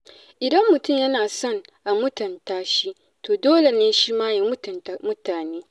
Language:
Hausa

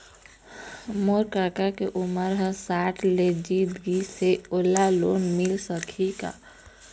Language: Chhattisgarhi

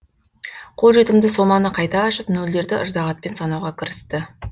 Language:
Kazakh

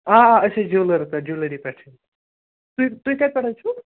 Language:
Kashmiri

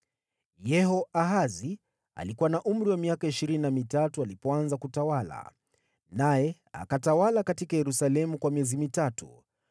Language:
Swahili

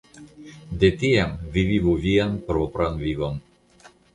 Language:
Esperanto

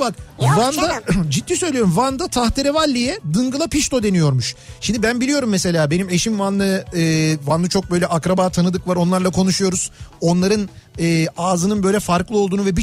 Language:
Turkish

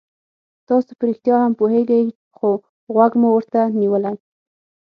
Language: Pashto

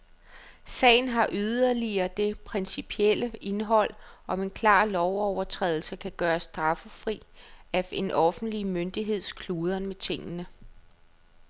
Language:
Danish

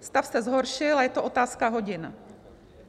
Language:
Czech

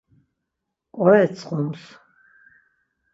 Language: Laz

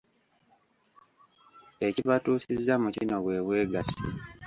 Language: Ganda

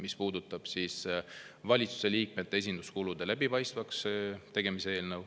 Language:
Estonian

